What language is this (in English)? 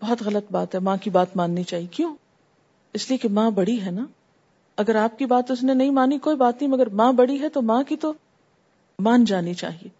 Urdu